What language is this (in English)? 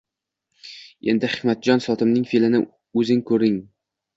Uzbek